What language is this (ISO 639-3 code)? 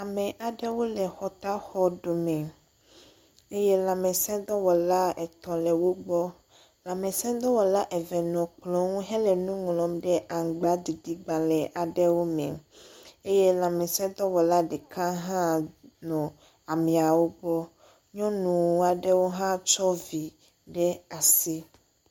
ewe